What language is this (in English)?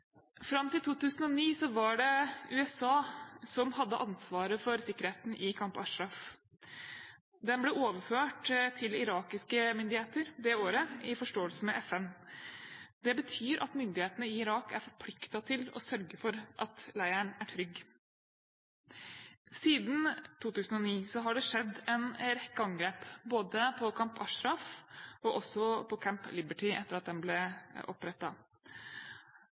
Norwegian Bokmål